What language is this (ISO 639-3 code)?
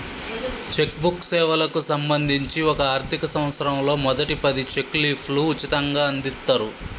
tel